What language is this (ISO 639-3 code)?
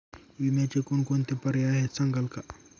mar